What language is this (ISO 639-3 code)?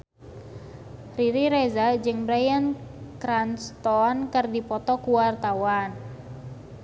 sun